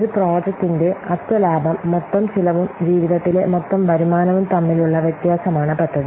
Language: Malayalam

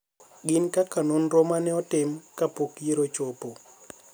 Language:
Luo (Kenya and Tanzania)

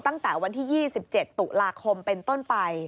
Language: Thai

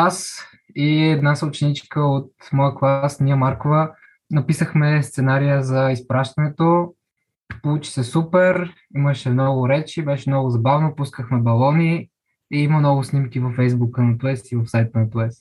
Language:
Bulgarian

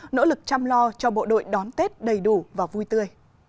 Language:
Vietnamese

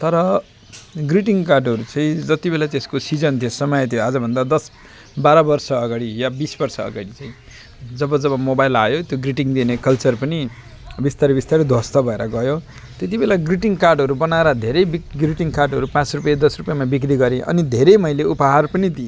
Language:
Nepali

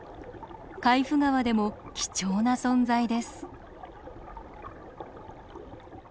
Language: Japanese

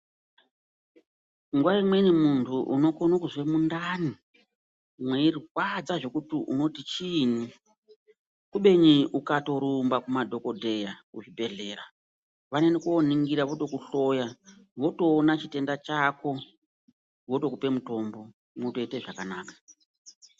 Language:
Ndau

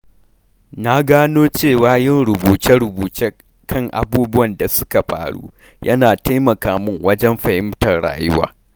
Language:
Hausa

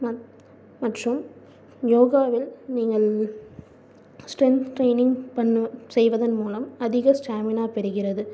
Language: Tamil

